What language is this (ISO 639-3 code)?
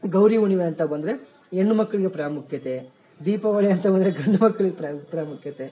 kan